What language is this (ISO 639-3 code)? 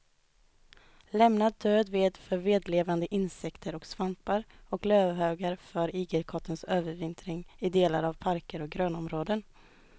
swe